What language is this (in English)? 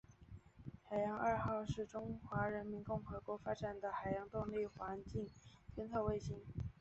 Chinese